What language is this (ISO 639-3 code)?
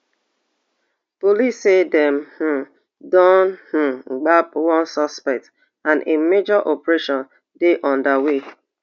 pcm